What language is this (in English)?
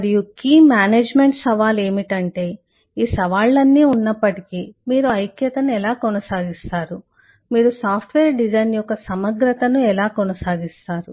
Telugu